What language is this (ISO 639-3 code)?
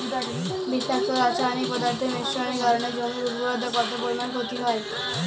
ben